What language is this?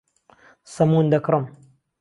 Central Kurdish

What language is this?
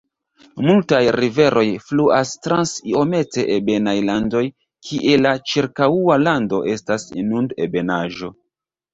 Esperanto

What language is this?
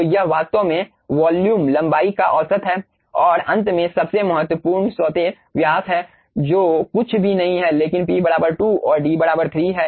Hindi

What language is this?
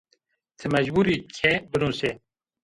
Zaza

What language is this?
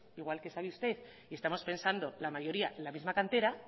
Spanish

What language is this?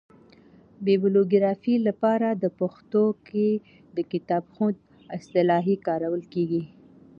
Pashto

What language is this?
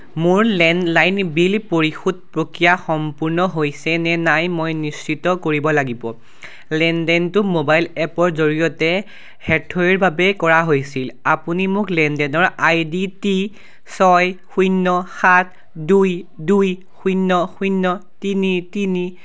Assamese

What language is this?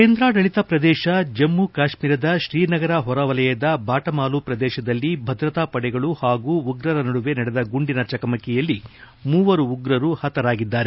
Kannada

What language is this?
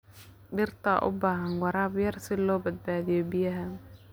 Somali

